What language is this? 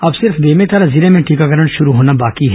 Hindi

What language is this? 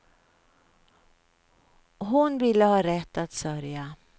Swedish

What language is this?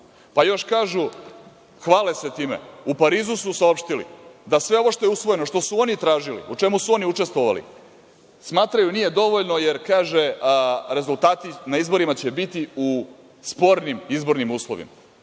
Serbian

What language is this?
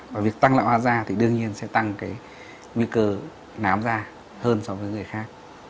Vietnamese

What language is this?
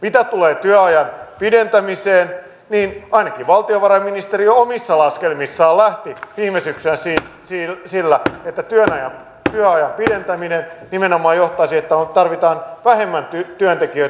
Finnish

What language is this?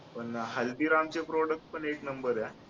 Marathi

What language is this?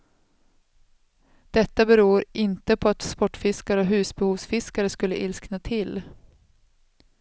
Swedish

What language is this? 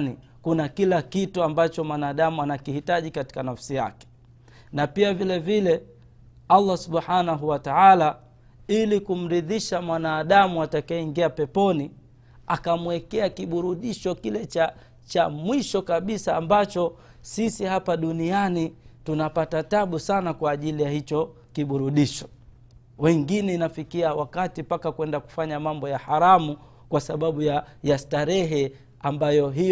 Swahili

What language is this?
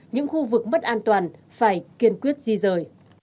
Vietnamese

